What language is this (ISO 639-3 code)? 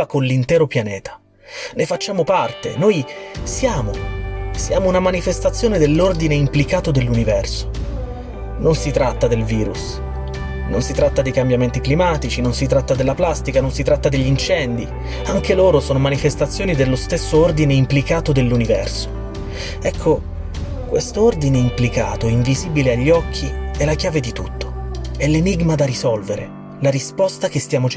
ita